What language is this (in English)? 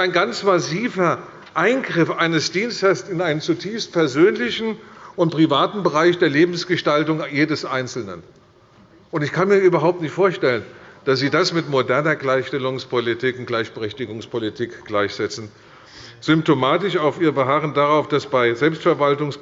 German